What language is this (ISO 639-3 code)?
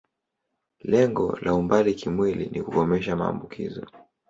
swa